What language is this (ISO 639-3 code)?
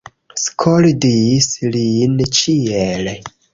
epo